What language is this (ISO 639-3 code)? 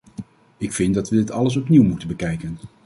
nld